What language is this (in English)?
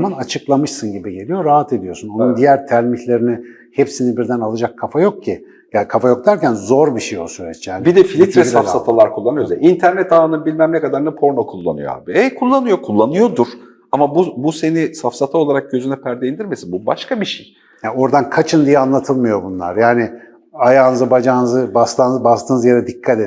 Turkish